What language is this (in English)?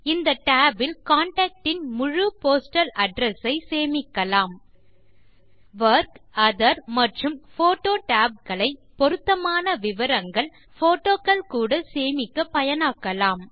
Tamil